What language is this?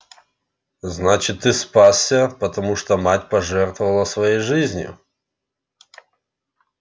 Russian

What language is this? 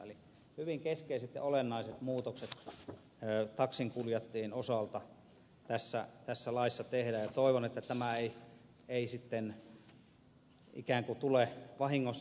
Finnish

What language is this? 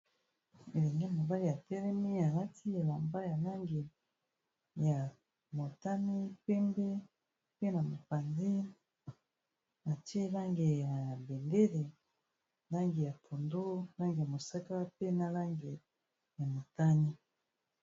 Lingala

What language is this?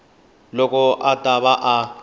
Tsonga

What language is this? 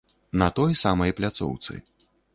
Belarusian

